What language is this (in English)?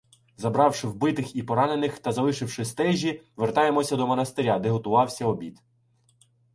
Ukrainian